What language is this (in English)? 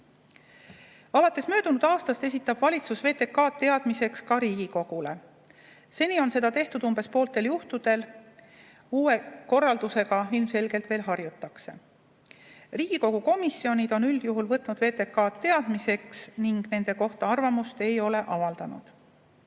Estonian